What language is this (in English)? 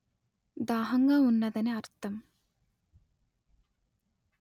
Telugu